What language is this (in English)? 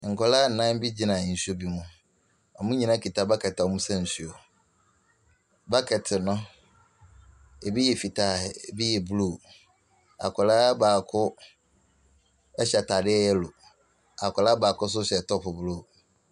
Akan